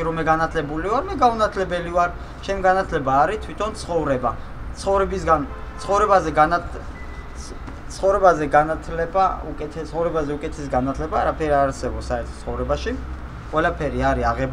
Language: Romanian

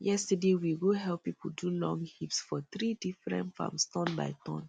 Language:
Nigerian Pidgin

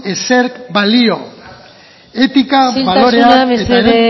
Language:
Basque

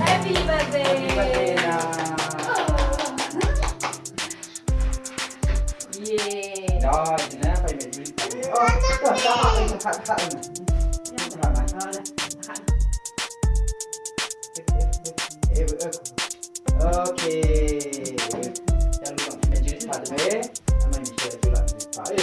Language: Indonesian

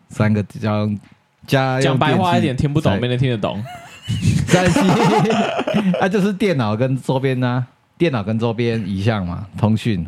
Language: Chinese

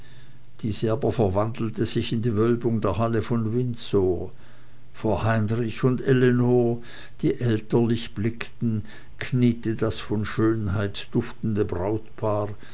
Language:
German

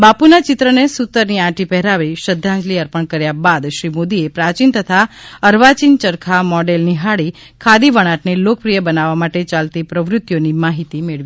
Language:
Gujarati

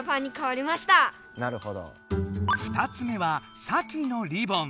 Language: Japanese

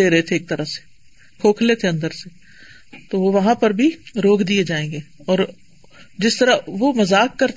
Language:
Urdu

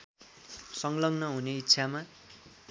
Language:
Nepali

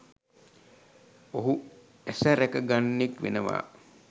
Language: Sinhala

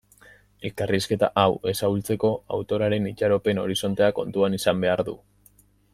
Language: Basque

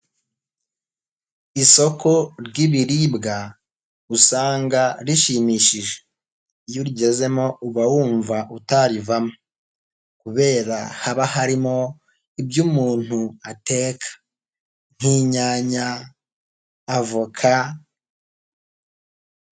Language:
Kinyarwanda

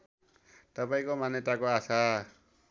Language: Nepali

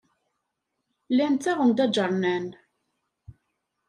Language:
Kabyle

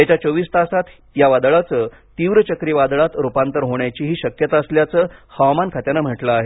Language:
Marathi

